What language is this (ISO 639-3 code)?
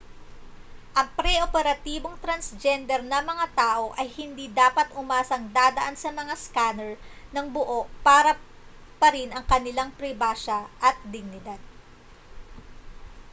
fil